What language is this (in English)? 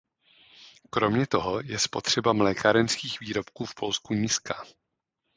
Czech